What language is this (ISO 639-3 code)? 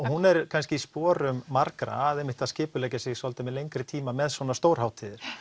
isl